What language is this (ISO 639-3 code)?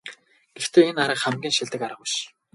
mon